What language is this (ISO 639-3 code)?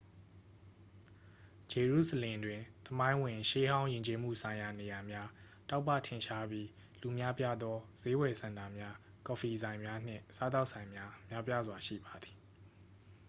mya